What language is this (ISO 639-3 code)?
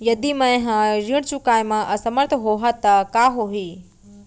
hne